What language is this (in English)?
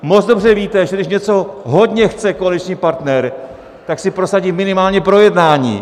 Czech